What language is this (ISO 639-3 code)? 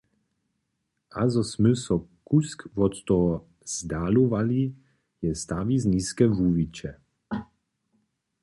hsb